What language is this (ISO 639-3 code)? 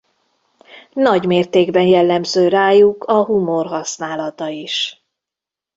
hun